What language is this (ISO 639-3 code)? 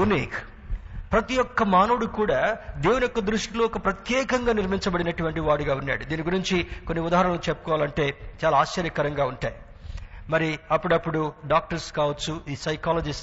tel